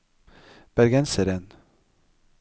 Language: Norwegian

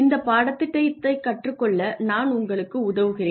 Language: Tamil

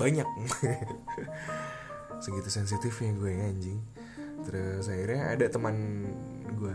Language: Indonesian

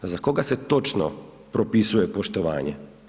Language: Croatian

